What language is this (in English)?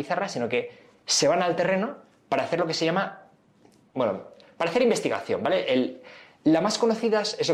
Spanish